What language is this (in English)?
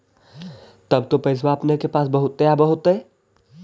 Magahi